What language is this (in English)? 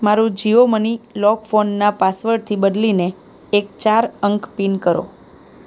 Gujarati